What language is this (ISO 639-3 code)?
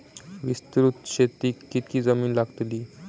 mar